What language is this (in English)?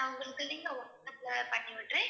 Tamil